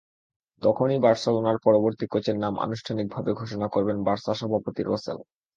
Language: Bangla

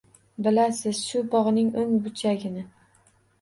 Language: Uzbek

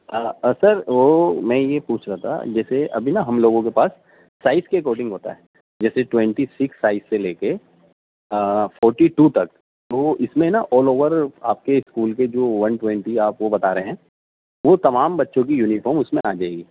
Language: Urdu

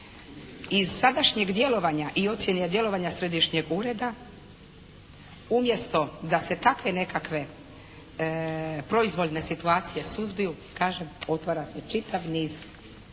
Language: Croatian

